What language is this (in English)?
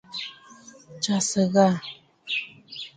Bafut